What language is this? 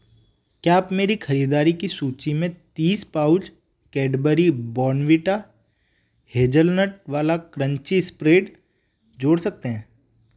Hindi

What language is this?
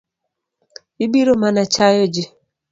Luo (Kenya and Tanzania)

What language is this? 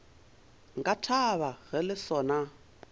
Northern Sotho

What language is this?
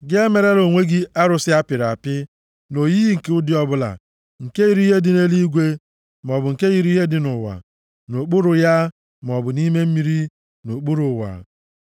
Igbo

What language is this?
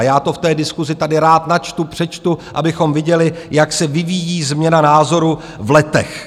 Czech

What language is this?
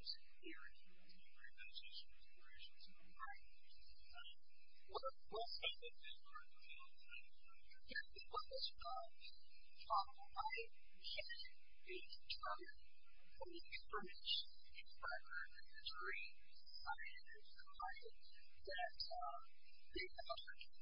English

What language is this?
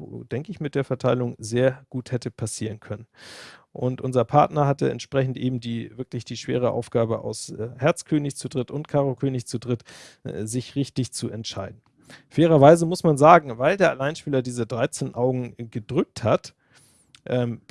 German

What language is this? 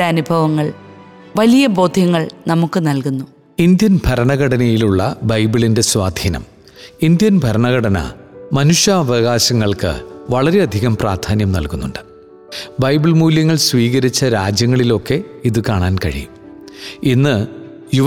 Malayalam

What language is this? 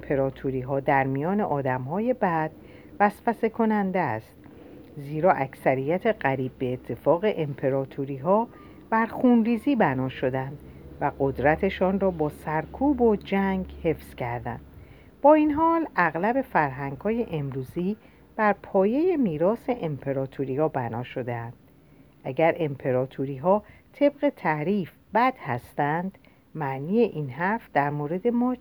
Persian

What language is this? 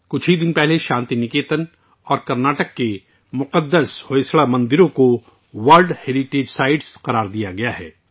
Urdu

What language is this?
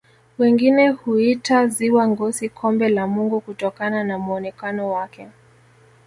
Swahili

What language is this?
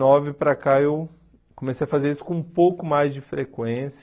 Portuguese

